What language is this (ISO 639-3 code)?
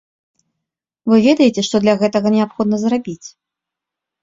bel